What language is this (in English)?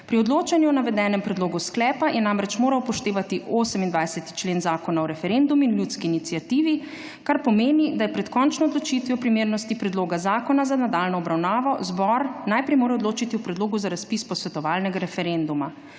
Slovenian